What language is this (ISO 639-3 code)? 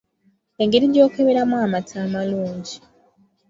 lug